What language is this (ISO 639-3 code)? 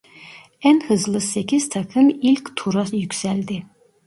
tur